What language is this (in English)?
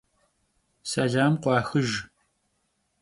Kabardian